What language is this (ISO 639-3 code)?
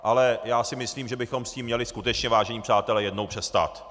ces